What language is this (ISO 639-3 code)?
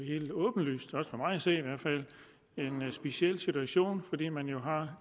dan